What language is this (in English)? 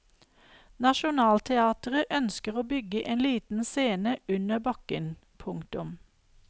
Norwegian